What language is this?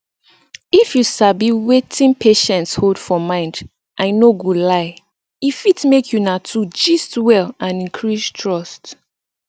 Nigerian Pidgin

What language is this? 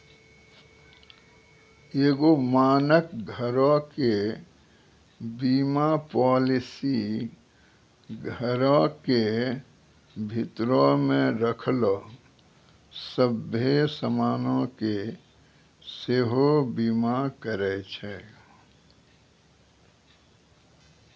Maithili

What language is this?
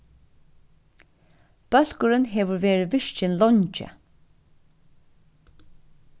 Faroese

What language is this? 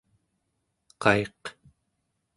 Central Yupik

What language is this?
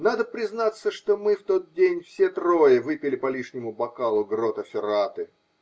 Russian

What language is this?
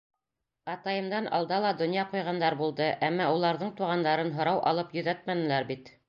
Bashkir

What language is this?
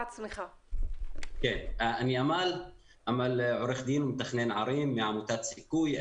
Hebrew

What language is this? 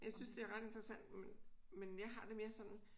Danish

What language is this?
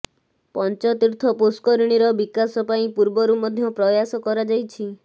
Odia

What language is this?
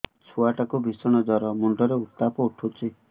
Odia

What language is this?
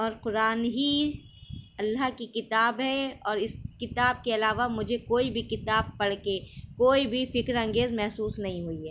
Urdu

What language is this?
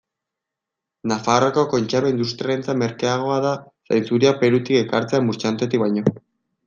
Basque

